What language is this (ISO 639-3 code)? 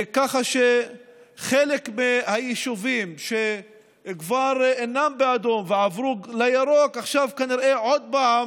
heb